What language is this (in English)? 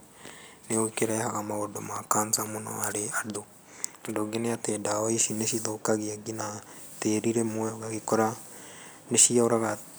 Kikuyu